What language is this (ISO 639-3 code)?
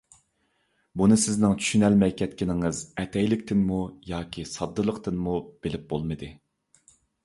uig